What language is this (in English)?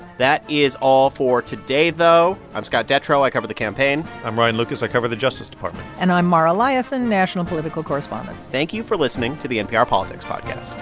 English